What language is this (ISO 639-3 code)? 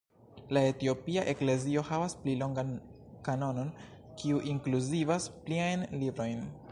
epo